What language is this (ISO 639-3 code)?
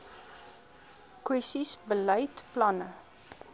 afr